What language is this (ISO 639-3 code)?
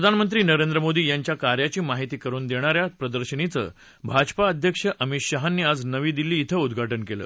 mar